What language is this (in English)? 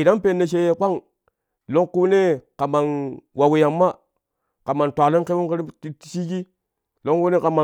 Kushi